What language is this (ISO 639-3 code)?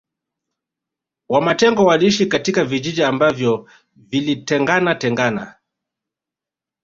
swa